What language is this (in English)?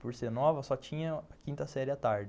Portuguese